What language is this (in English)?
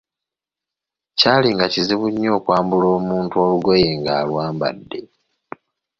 Ganda